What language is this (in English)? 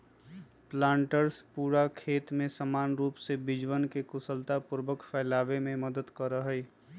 Magahi